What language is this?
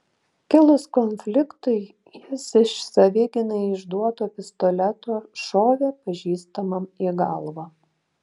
Lithuanian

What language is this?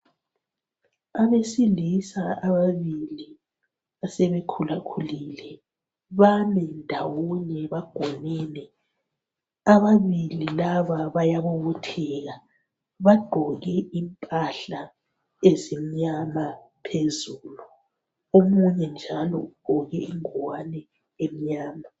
North Ndebele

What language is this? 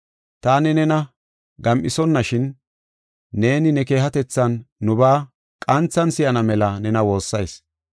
Gofa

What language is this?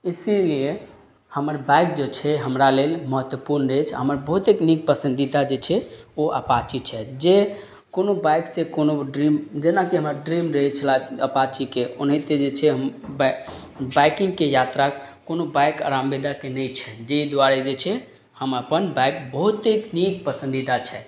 Maithili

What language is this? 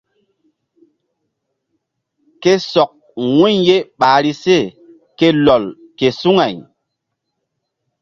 Mbum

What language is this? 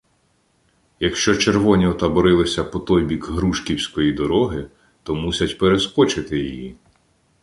Ukrainian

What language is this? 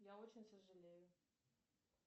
Russian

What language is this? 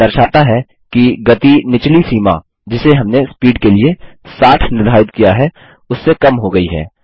Hindi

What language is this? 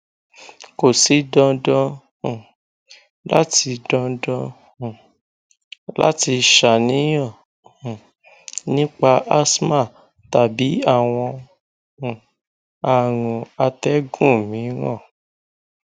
Yoruba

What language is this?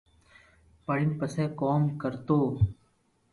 Loarki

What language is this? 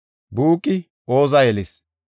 Gofa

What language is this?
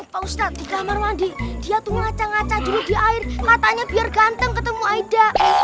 Indonesian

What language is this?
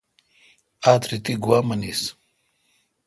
Kalkoti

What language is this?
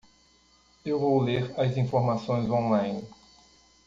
Portuguese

